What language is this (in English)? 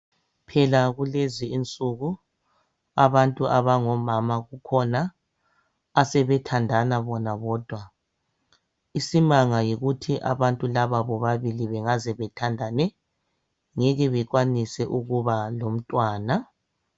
North Ndebele